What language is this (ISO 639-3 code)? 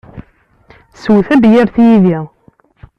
kab